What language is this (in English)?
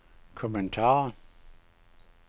Danish